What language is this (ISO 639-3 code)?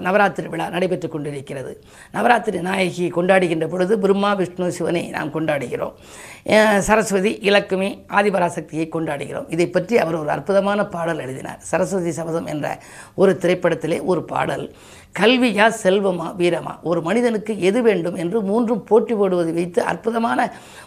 tam